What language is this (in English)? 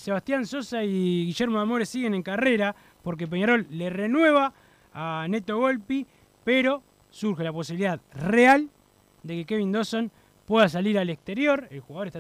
Spanish